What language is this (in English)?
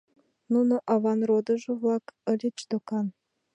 Mari